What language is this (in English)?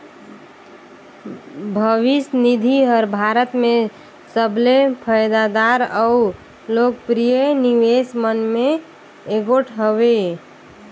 Chhattisgarhi